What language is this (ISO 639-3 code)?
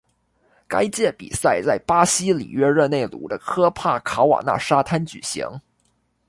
zho